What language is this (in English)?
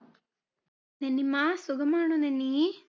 Malayalam